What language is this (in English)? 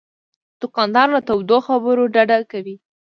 Pashto